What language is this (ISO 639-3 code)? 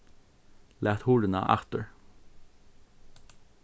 fao